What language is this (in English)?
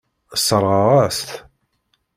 Kabyle